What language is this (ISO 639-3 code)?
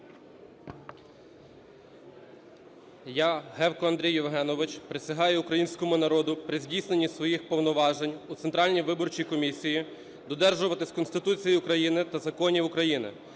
ukr